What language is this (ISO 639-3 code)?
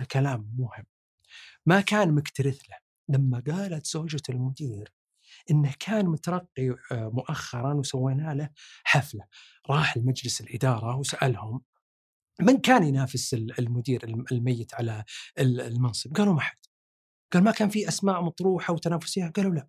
ara